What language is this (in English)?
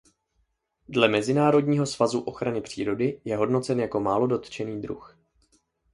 Czech